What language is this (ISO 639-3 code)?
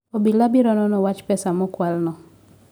luo